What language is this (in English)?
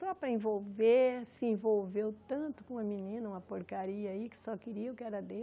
Portuguese